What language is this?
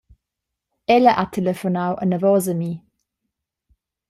Romansh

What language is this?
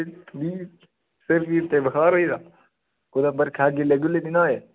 Dogri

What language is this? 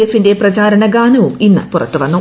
Malayalam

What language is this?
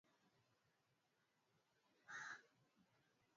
Swahili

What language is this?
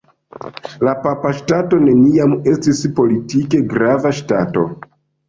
Esperanto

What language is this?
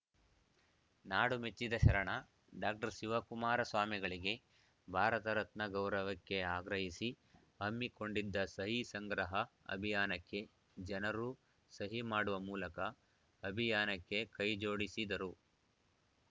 Kannada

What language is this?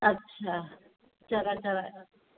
Sindhi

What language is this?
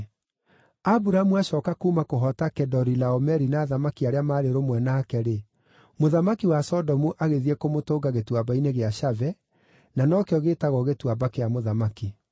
Kikuyu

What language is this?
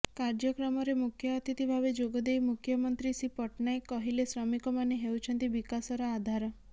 Odia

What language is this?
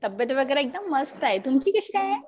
Marathi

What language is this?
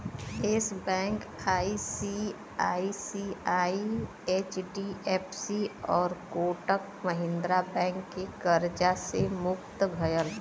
Bhojpuri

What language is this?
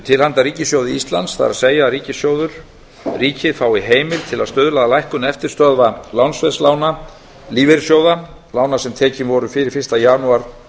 Icelandic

